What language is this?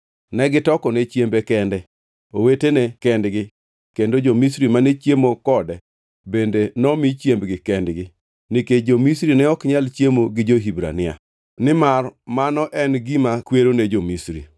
Luo (Kenya and Tanzania)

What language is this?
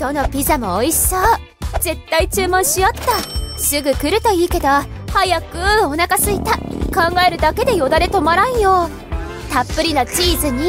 Japanese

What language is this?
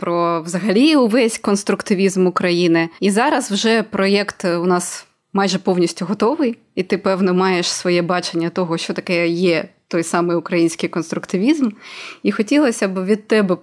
Ukrainian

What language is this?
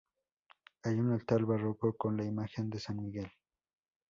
Spanish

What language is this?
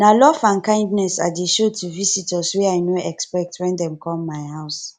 Nigerian Pidgin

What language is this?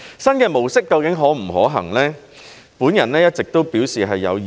Cantonese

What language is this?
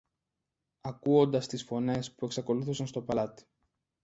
Greek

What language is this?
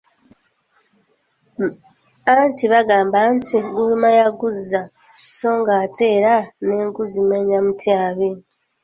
Ganda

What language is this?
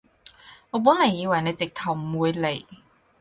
Cantonese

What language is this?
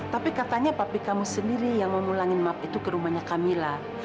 Indonesian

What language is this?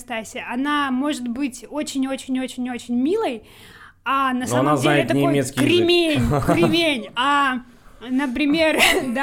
Russian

